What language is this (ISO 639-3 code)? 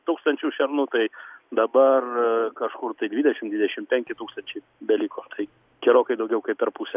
lit